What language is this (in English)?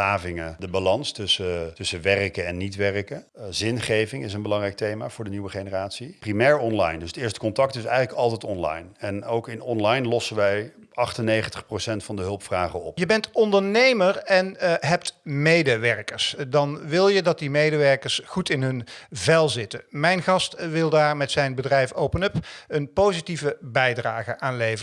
Dutch